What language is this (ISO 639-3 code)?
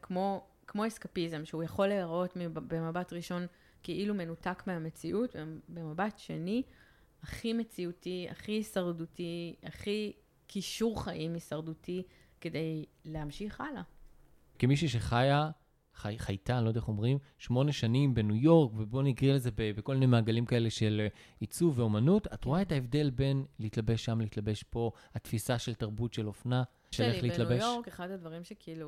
heb